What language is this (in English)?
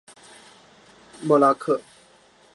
Chinese